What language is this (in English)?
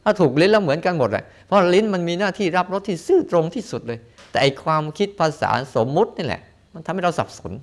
Thai